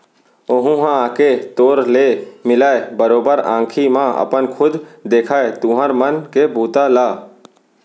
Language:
Chhattisgarhi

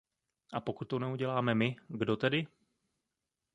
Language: Czech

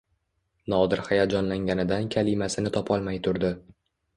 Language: Uzbek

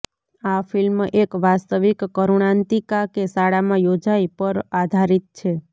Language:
Gujarati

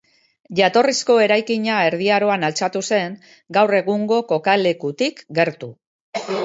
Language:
Basque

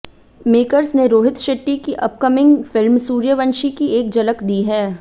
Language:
Hindi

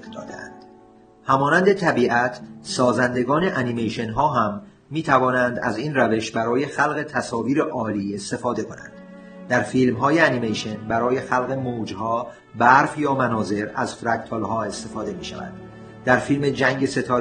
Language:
Persian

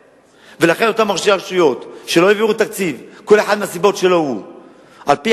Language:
Hebrew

